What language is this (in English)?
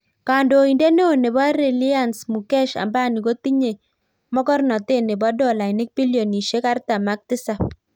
Kalenjin